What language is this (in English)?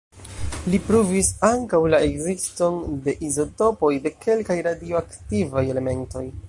Esperanto